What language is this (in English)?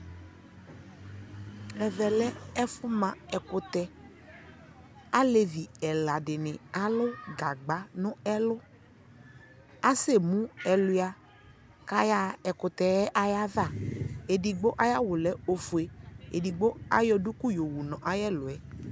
Ikposo